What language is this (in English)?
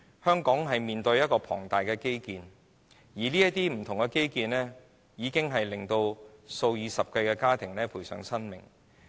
Cantonese